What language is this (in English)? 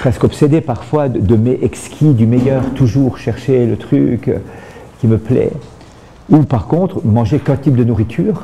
French